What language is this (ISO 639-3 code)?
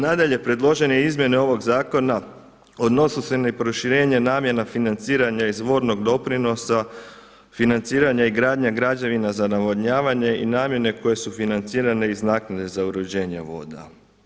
hrv